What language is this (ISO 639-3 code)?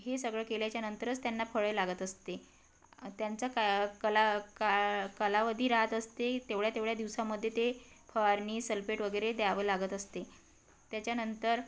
mar